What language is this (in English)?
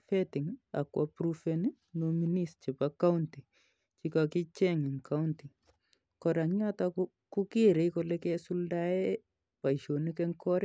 Kalenjin